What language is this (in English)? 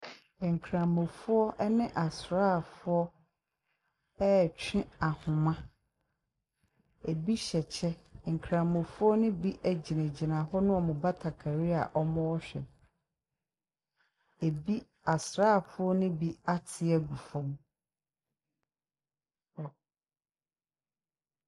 Akan